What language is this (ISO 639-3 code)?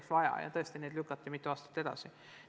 est